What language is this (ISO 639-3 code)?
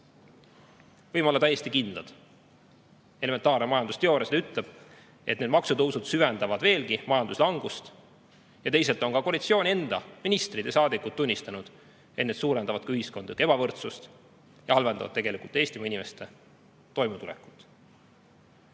est